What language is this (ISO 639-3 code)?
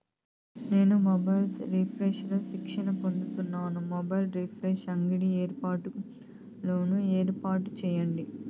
tel